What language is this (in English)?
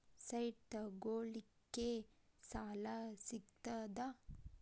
Kannada